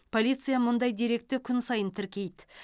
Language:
Kazakh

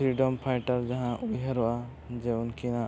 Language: Santali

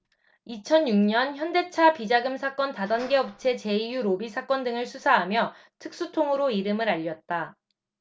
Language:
Korean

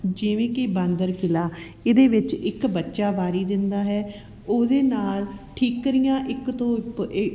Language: Punjabi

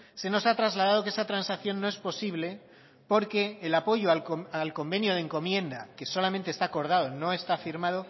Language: Spanish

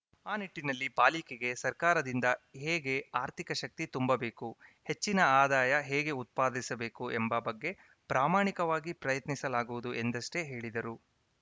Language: Kannada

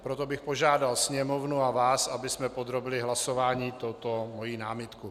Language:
Czech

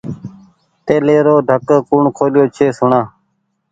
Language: Goaria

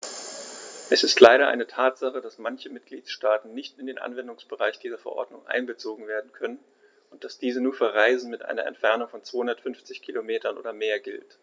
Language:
German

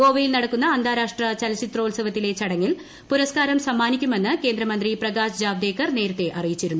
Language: Malayalam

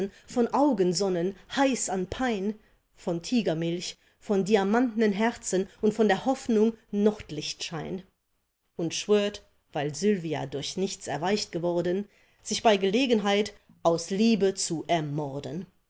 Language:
German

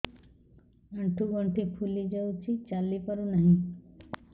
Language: Odia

